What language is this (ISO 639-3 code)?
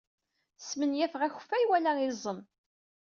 kab